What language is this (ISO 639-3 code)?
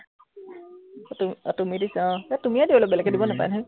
asm